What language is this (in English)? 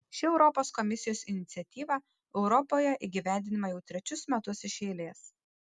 Lithuanian